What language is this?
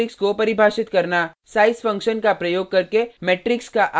Hindi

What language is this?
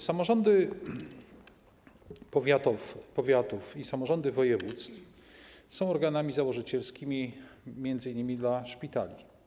Polish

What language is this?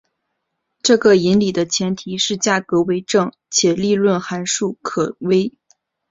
Chinese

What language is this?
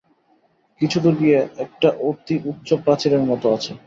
Bangla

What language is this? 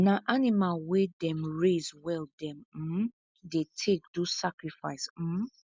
Nigerian Pidgin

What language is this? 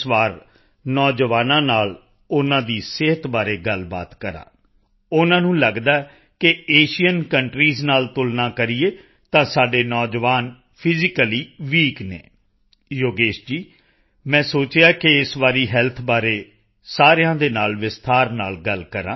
Punjabi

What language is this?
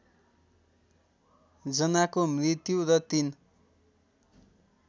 Nepali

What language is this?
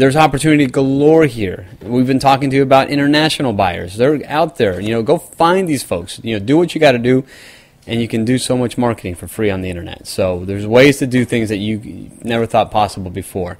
English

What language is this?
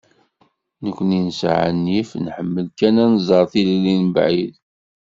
Kabyle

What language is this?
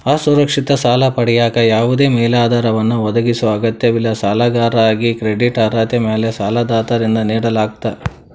Kannada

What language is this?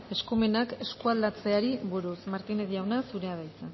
Basque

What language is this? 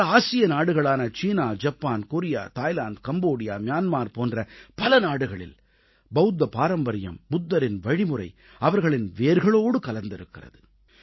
Tamil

